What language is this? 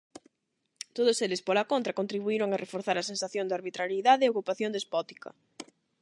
Galician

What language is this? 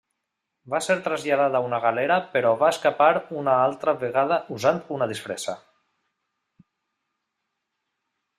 Catalan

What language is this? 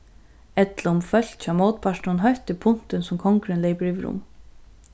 Faroese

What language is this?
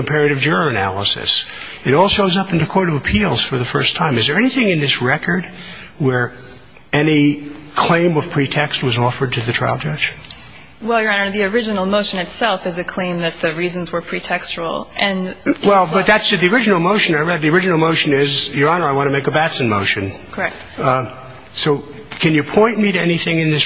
English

